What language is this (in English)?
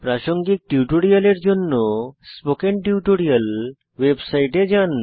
Bangla